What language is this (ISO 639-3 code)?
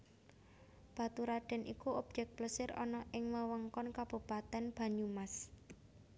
jav